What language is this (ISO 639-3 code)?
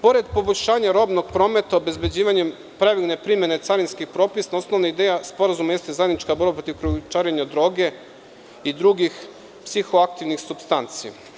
srp